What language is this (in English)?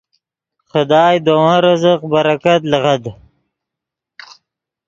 Yidgha